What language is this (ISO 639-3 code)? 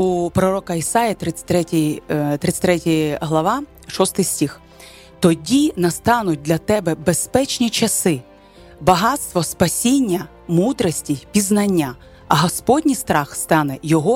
ukr